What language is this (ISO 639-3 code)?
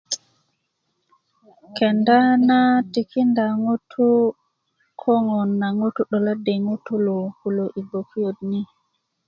ukv